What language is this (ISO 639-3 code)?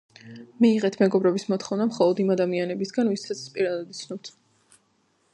kat